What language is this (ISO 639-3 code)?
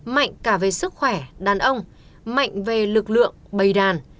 vie